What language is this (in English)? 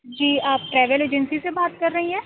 Urdu